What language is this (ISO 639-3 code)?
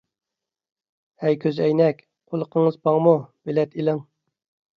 uig